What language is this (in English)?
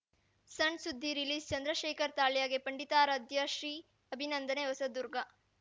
Kannada